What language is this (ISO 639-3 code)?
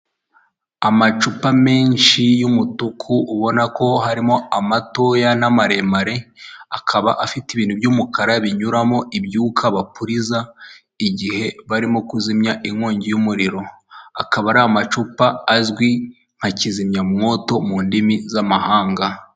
kin